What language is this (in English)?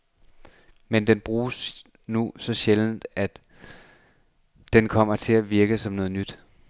Danish